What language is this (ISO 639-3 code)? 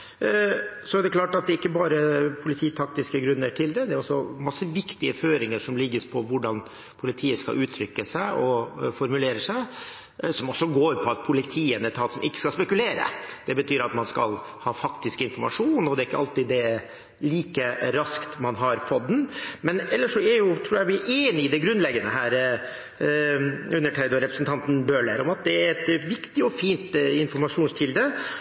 nob